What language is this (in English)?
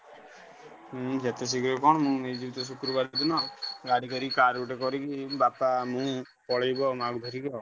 Odia